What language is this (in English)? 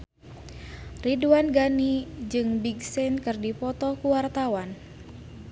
Sundanese